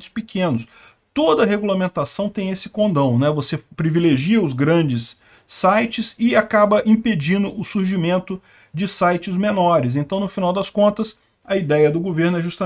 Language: Portuguese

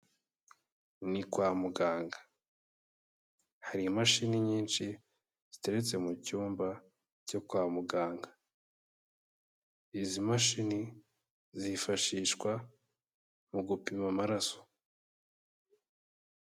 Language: Kinyarwanda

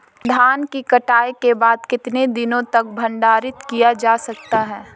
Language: Hindi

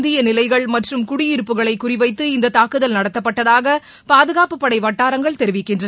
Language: Tamil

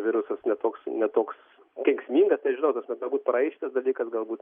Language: Lithuanian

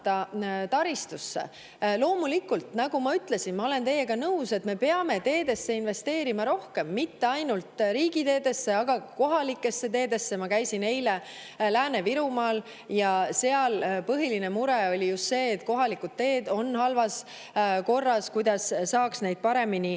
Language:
Estonian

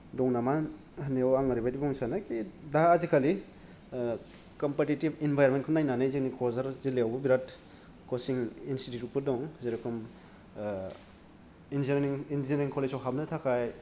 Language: Bodo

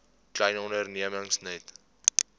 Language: Afrikaans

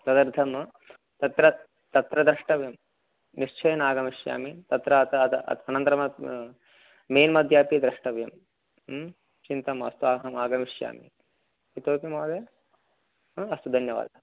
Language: Sanskrit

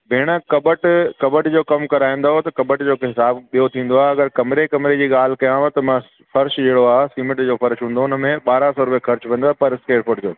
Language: Sindhi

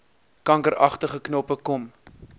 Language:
Afrikaans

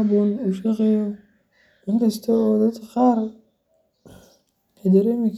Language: Somali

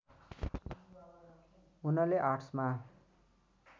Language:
Nepali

